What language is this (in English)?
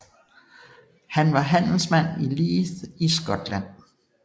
Danish